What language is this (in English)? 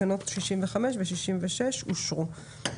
Hebrew